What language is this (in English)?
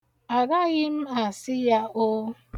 Igbo